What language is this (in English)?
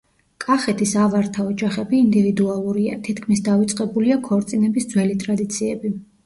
Georgian